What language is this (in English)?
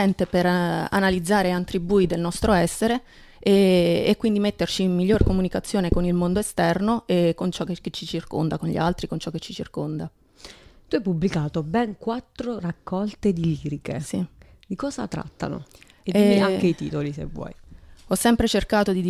Italian